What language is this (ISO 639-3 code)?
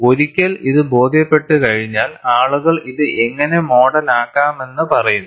mal